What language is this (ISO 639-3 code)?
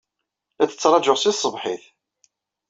kab